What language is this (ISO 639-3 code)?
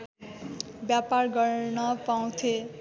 nep